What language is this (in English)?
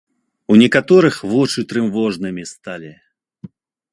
Belarusian